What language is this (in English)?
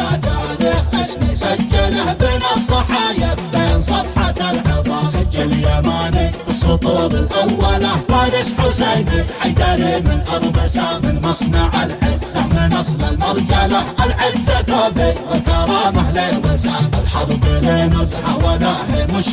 Arabic